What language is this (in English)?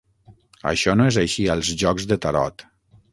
Catalan